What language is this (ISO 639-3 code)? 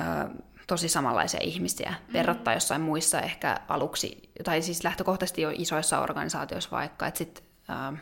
fin